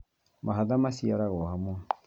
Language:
Kikuyu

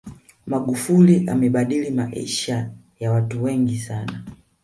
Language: Swahili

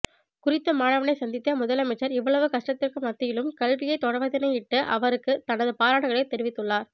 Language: Tamil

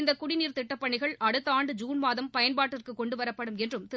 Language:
Tamil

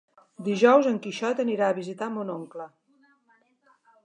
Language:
Catalan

